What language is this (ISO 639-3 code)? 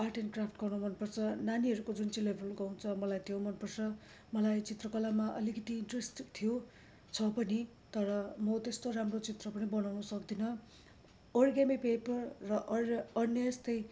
nep